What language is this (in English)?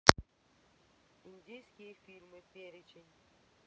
Russian